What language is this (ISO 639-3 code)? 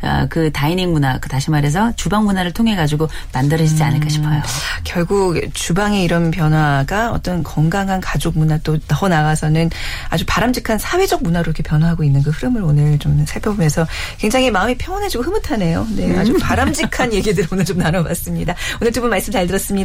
kor